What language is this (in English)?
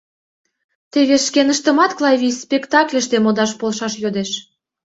Mari